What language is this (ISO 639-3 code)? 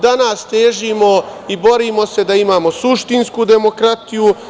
srp